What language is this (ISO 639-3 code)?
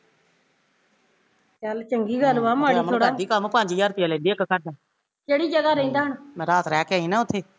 pan